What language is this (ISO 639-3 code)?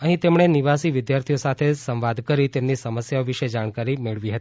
guj